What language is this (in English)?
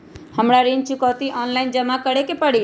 Magahi